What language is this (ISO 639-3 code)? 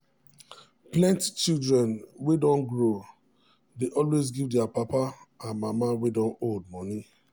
pcm